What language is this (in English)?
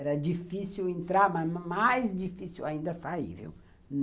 Portuguese